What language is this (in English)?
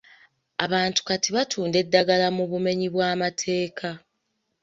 Ganda